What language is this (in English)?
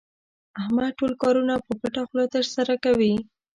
Pashto